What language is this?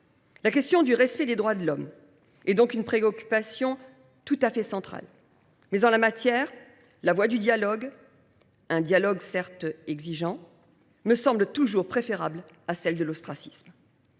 French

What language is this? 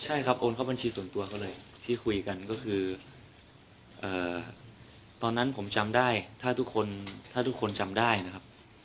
Thai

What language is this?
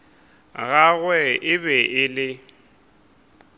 Northern Sotho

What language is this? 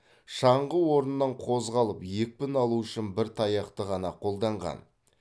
Kazakh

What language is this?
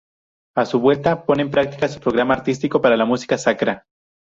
Spanish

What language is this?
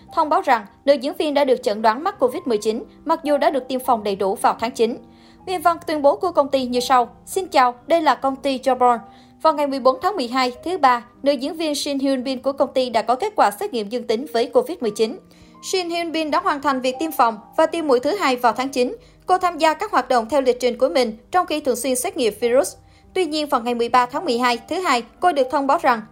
Vietnamese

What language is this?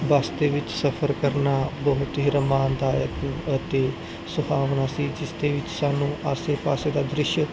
Punjabi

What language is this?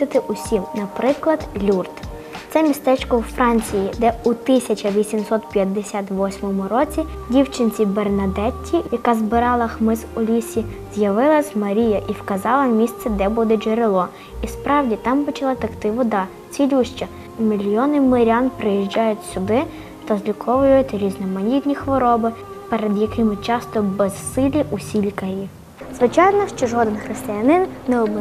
Russian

